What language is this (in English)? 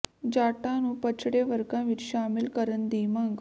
Punjabi